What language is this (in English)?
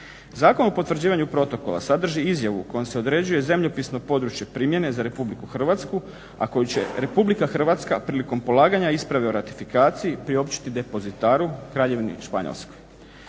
Croatian